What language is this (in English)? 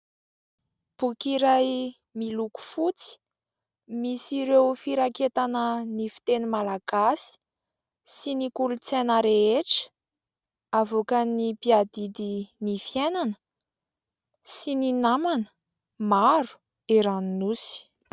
Malagasy